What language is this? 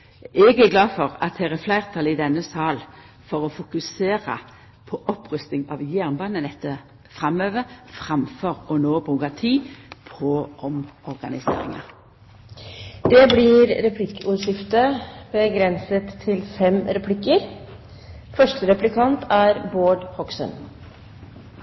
Norwegian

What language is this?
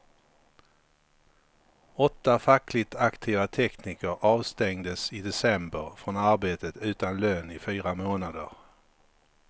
Swedish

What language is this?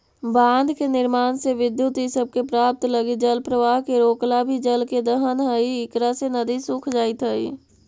Magahi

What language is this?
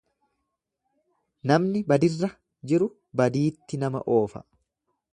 Oromo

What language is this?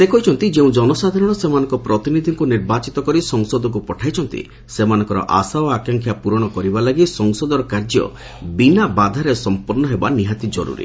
Odia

